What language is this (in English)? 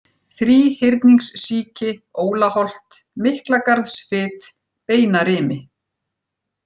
Icelandic